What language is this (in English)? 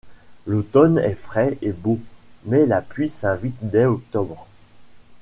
French